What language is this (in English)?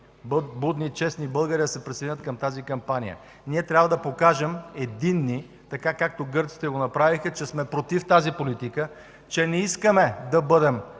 Bulgarian